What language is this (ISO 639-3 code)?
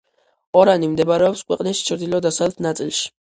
kat